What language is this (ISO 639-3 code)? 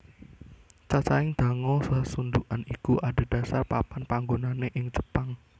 jav